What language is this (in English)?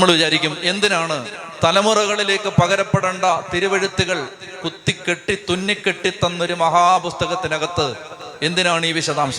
Malayalam